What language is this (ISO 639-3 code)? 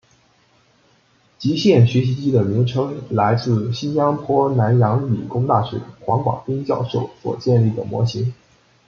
zho